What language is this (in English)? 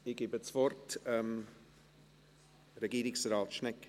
Swiss German